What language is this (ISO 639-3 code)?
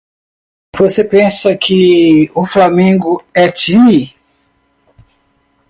por